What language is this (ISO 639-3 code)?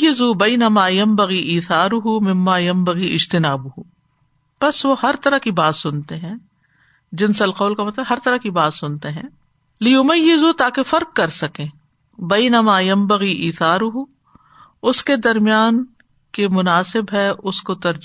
urd